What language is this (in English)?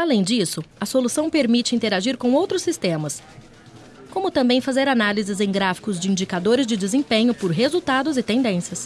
Portuguese